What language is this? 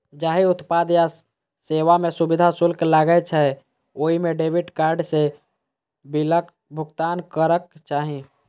Maithili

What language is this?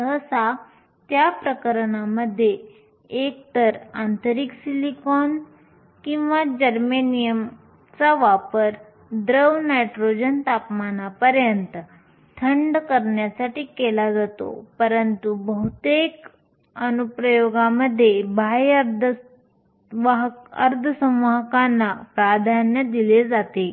Marathi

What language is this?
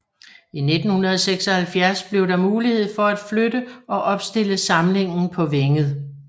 Danish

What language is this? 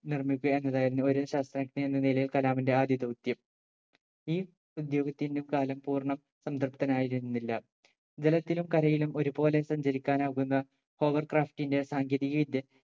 Malayalam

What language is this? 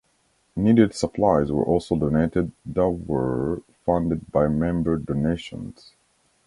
English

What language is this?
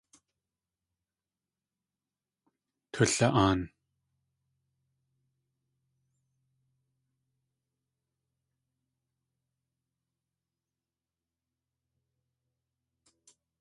Tlingit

